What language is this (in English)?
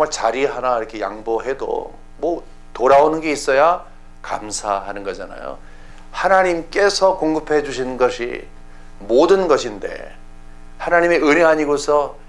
Korean